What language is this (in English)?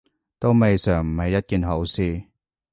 Cantonese